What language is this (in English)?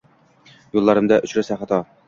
Uzbek